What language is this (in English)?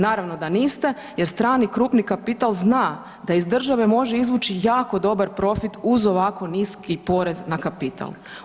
Croatian